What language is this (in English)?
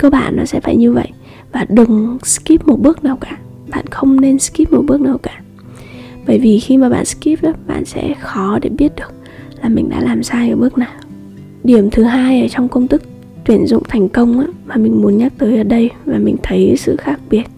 Vietnamese